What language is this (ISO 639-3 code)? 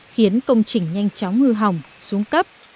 vie